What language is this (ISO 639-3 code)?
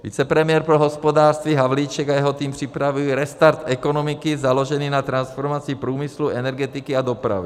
ces